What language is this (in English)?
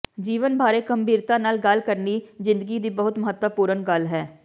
Punjabi